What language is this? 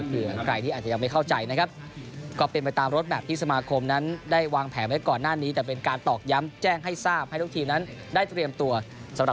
Thai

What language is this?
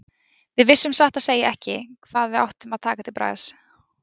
Icelandic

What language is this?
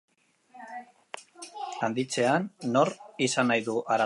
Basque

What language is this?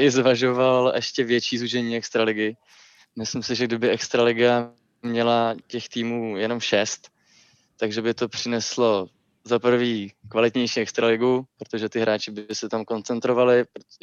Czech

